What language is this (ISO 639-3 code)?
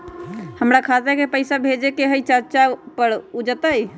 mag